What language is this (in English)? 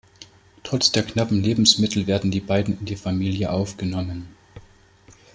German